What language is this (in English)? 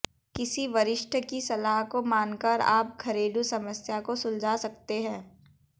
Hindi